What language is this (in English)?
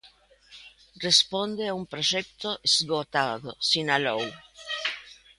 Galician